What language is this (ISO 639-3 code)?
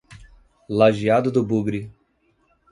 por